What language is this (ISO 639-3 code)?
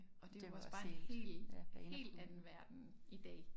dan